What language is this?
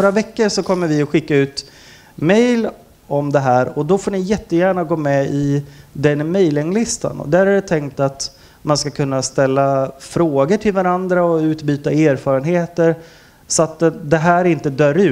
Swedish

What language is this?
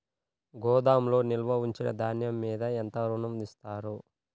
Telugu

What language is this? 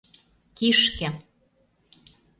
Mari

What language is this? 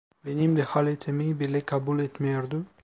Turkish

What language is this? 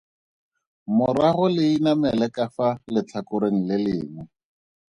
Tswana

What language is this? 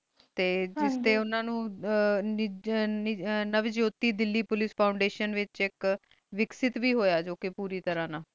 Punjabi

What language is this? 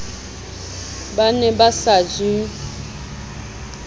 Southern Sotho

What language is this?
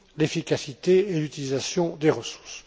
French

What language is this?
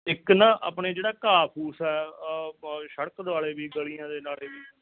Punjabi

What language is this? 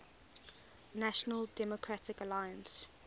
English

